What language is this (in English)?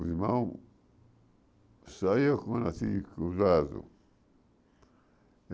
Portuguese